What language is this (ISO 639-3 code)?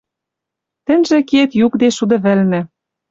mrj